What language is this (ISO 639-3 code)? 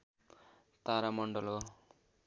nep